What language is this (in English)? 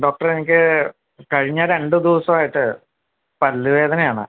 Malayalam